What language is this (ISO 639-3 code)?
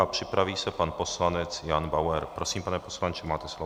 ces